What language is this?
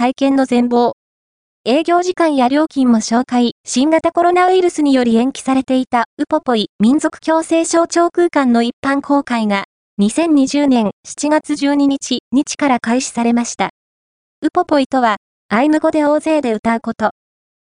Japanese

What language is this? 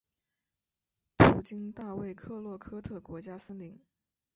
Chinese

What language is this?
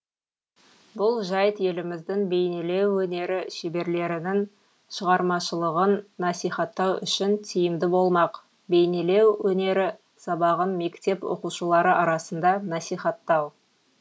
Kazakh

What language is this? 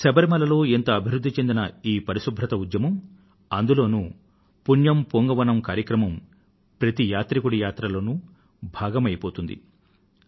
Telugu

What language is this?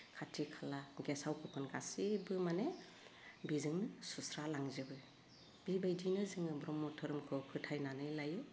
Bodo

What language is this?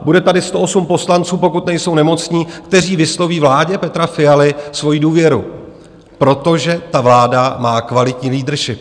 Czech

